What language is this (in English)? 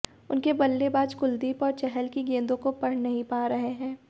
Hindi